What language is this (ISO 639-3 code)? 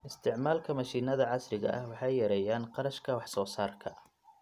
som